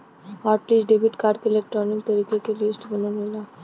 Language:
Bhojpuri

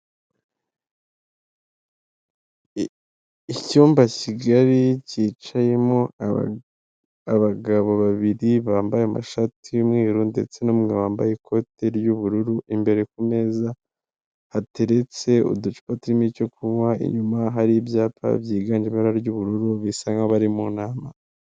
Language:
Kinyarwanda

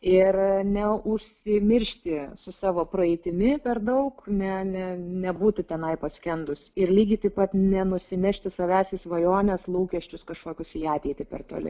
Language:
Lithuanian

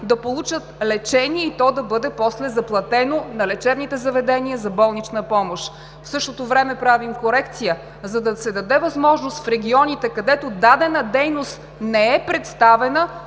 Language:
Bulgarian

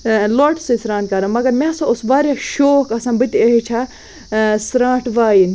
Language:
Kashmiri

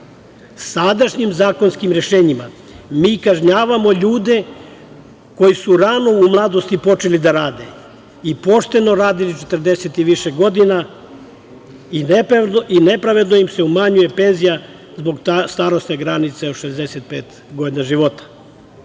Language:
Serbian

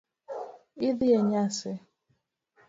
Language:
Luo (Kenya and Tanzania)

